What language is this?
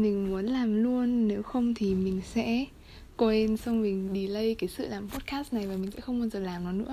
Vietnamese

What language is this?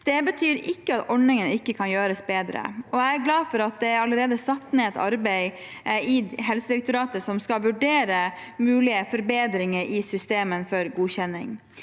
Norwegian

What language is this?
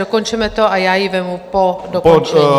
Czech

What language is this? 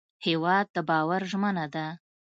Pashto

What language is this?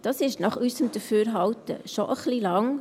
Swiss German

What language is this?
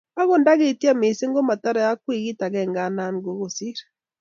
Kalenjin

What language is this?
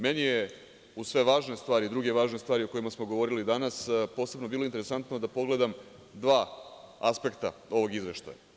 Serbian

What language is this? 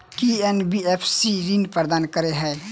Maithili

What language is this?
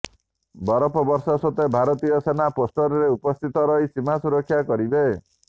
Odia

